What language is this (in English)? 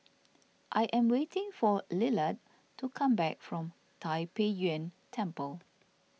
English